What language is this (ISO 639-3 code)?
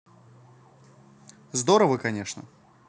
rus